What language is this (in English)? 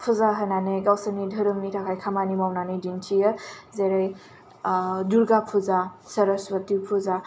Bodo